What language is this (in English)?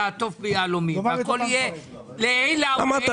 Hebrew